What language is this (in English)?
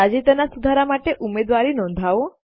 Gujarati